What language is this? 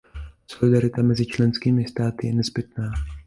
Czech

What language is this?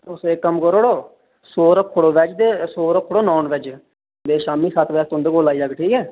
Dogri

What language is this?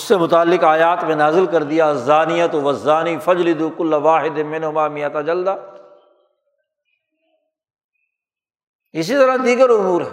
Urdu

